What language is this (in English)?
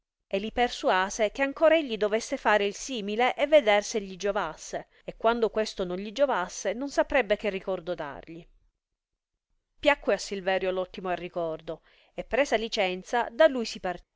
Italian